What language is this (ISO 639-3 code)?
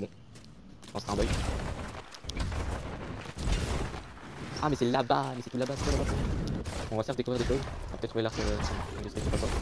fra